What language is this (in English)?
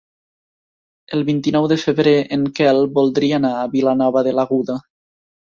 Catalan